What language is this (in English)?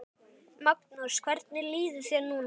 Icelandic